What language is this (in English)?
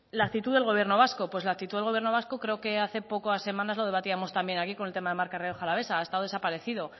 Spanish